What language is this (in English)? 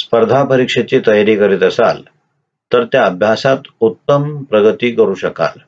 Marathi